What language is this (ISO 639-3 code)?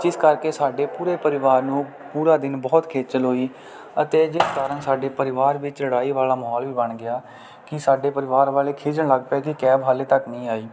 pan